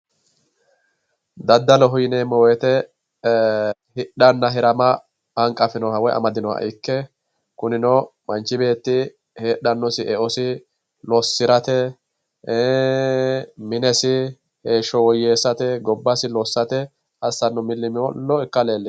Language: Sidamo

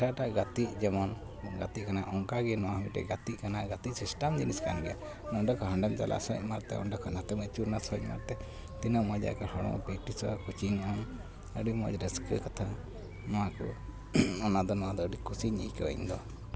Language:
Santali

